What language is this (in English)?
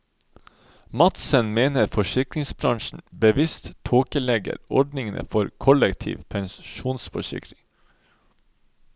Norwegian